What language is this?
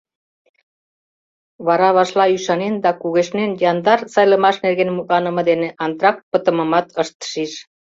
Mari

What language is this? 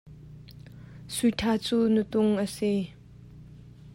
Hakha Chin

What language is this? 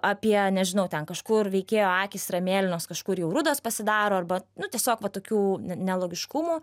Lithuanian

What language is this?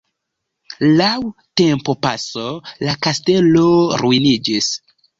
Esperanto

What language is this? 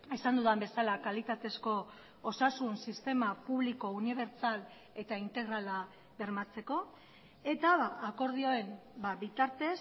Basque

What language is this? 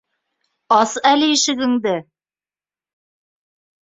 Bashkir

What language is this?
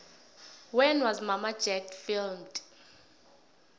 South Ndebele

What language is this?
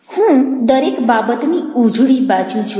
Gujarati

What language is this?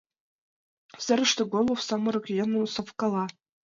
Mari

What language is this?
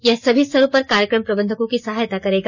Hindi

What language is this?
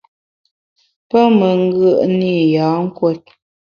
Bamun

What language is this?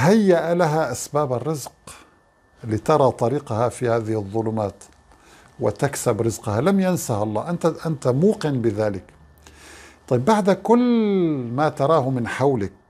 Arabic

